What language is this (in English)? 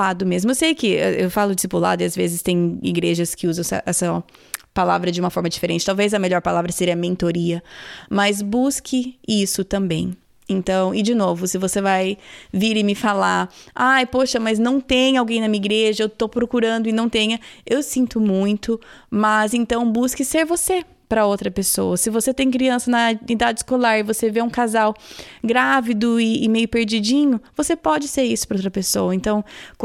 Portuguese